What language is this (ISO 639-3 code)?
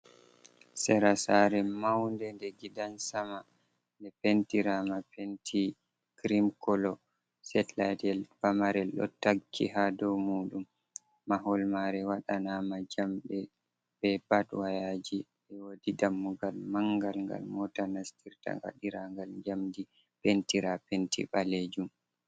ful